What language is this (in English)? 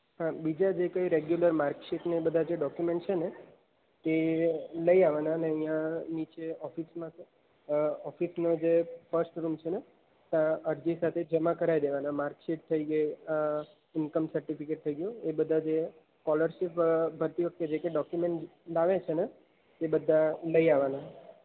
Gujarati